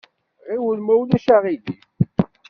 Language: Kabyle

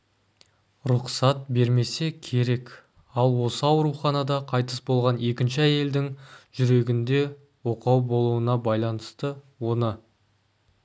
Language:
Kazakh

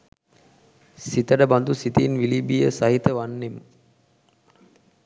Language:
Sinhala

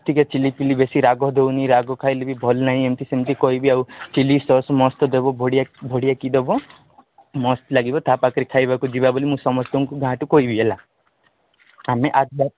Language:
Odia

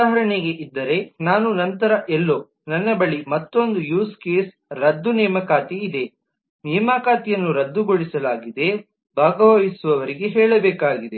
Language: Kannada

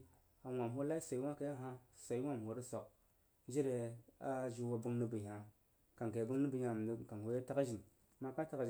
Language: Jiba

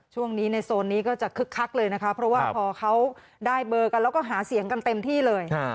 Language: Thai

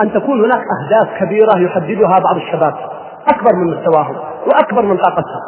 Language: Arabic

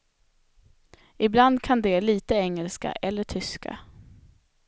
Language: Swedish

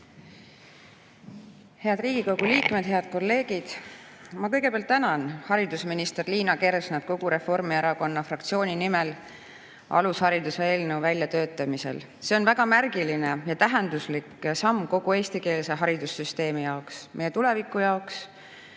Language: Estonian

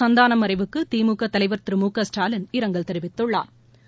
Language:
Tamil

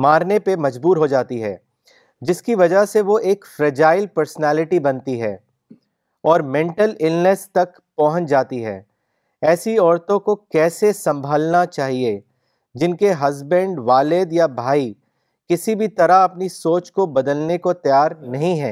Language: Urdu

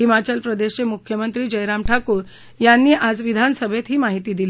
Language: Marathi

